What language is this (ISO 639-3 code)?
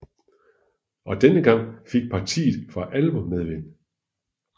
dan